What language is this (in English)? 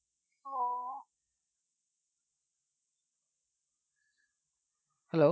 Bangla